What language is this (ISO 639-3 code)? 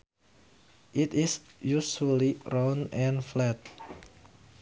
sun